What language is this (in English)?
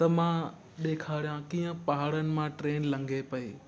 Sindhi